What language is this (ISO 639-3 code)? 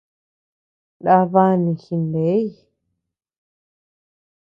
cux